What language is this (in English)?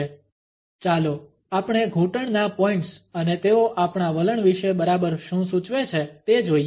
Gujarati